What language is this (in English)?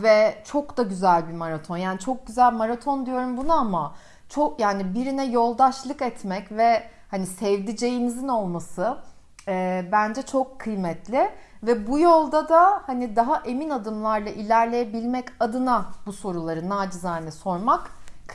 Turkish